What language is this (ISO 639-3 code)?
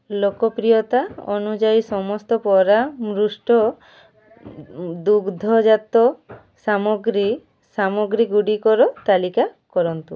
ori